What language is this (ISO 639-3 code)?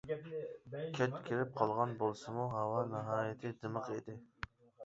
uig